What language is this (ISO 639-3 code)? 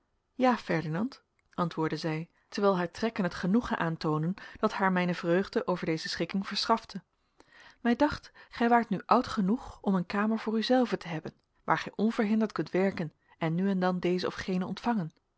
nld